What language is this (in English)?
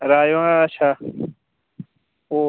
Dogri